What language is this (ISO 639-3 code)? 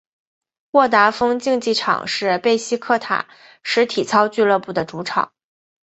zho